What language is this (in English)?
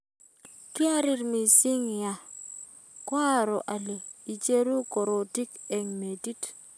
Kalenjin